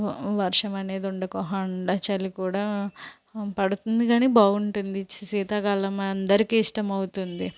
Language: Telugu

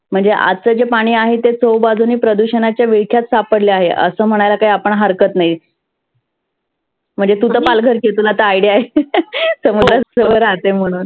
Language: Marathi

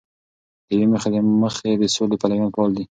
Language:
Pashto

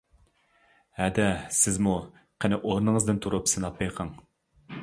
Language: Uyghur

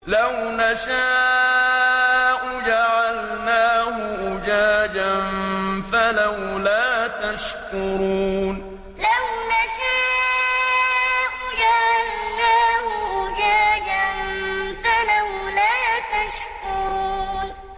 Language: Arabic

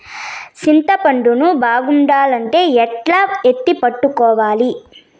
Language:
Telugu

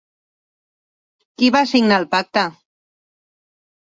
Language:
Catalan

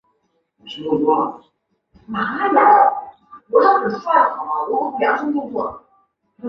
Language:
Chinese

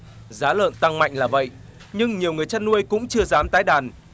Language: Vietnamese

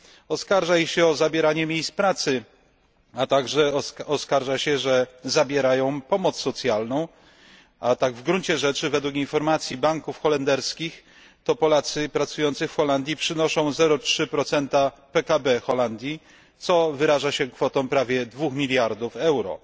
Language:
Polish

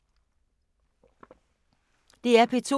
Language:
Danish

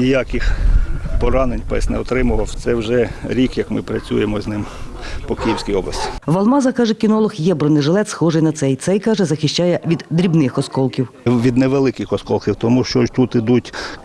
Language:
Ukrainian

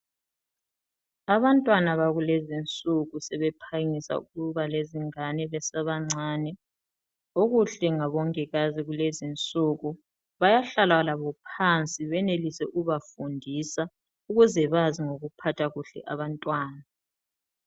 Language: North Ndebele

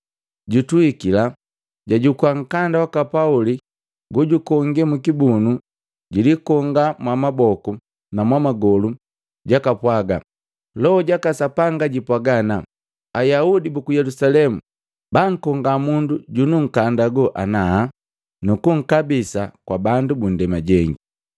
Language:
Matengo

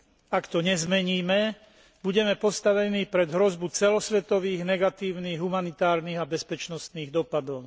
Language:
Slovak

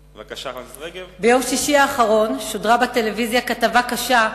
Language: Hebrew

